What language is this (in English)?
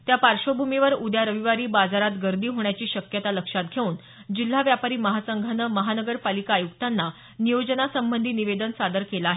Marathi